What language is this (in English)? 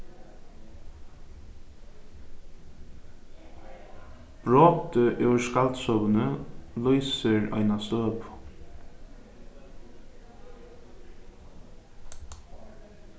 Faroese